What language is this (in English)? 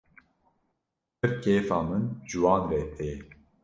Kurdish